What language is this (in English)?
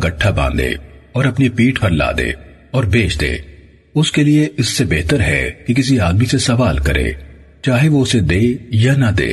Urdu